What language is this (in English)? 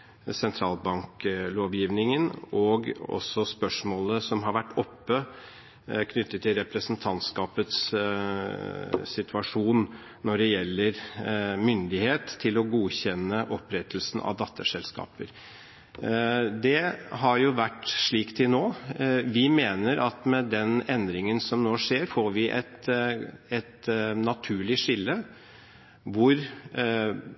Norwegian Bokmål